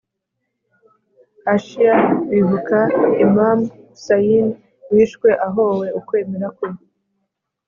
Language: Kinyarwanda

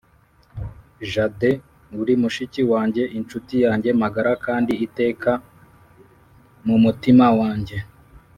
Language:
Kinyarwanda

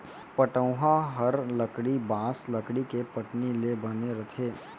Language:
Chhattisgarhi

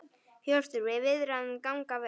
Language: Icelandic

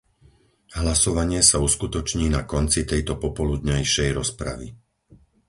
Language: Slovak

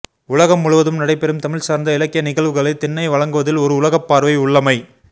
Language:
Tamil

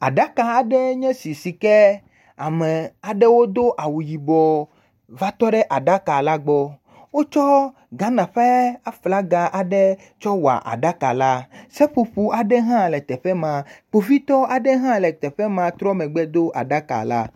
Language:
Ewe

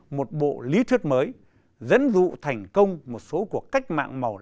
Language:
Vietnamese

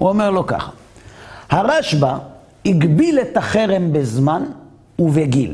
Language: Hebrew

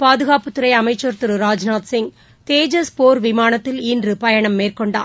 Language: Tamil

